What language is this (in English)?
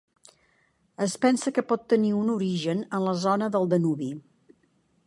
Catalan